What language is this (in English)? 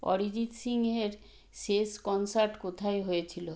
Bangla